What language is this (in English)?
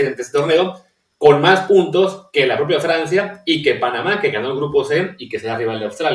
Spanish